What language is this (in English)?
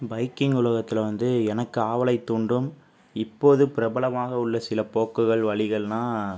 Tamil